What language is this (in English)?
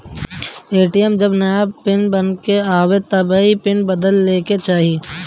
Bhojpuri